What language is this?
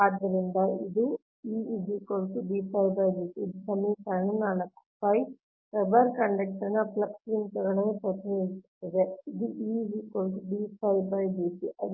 Kannada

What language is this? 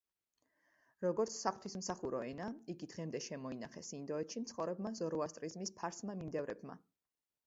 Georgian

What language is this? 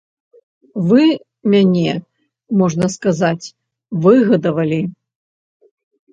Belarusian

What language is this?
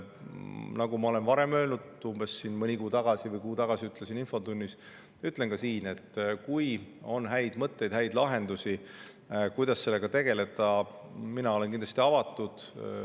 Estonian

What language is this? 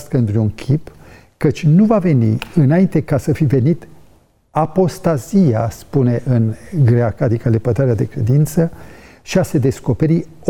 Romanian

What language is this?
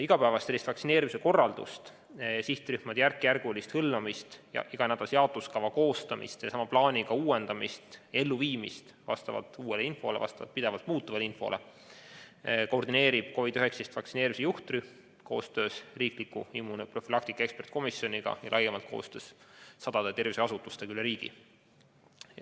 Estonian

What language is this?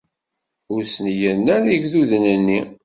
Kabyle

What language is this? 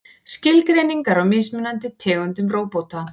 Icelandic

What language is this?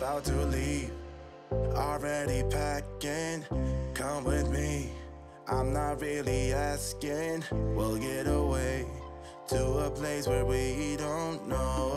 Dutch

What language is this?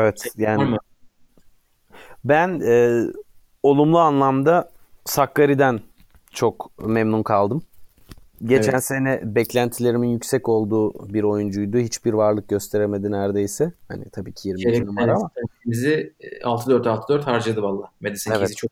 Turkish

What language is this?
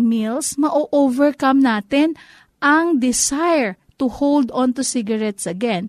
Filipino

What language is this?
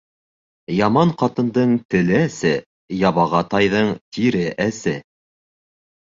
Bashkir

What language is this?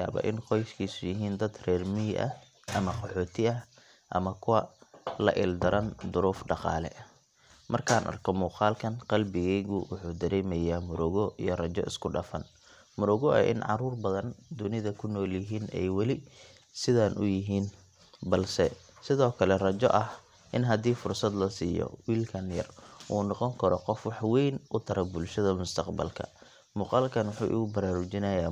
Somali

